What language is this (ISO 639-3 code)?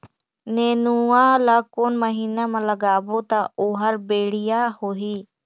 hne